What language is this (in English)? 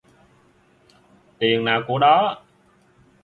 Vietnamese